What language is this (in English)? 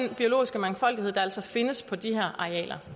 Danish